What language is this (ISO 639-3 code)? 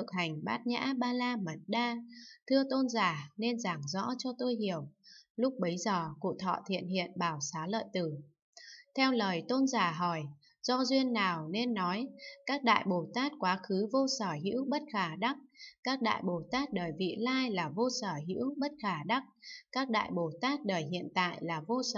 vie